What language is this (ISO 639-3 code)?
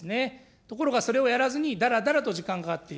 jpn